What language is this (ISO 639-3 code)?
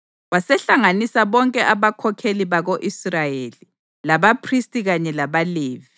nde